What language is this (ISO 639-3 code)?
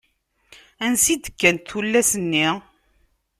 kab